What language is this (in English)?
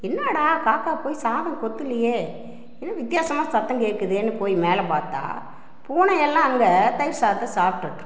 Tamil